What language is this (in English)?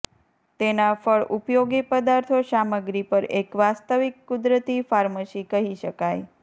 Gujarati